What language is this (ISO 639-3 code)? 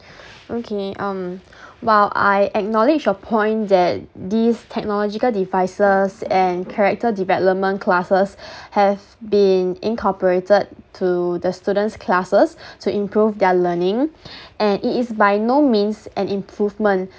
eng